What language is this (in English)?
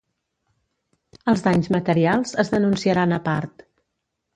Catalan